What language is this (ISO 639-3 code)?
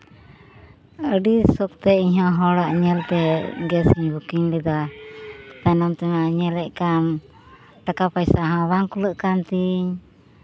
sat